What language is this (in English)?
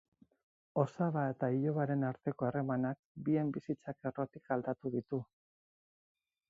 Basque